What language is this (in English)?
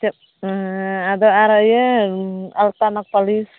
Santali